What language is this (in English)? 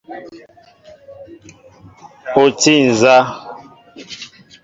Mbo (Cameroon)